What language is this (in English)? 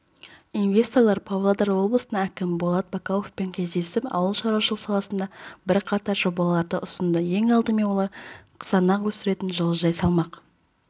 Kazakh